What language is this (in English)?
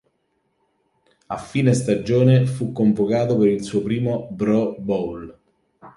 Italian